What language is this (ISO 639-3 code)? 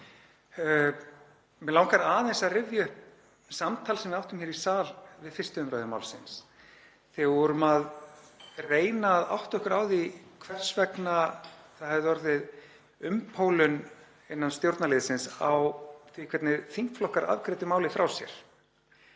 isl